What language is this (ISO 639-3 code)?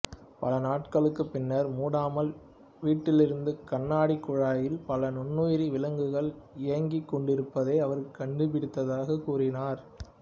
tam